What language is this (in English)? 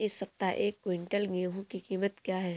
Hindi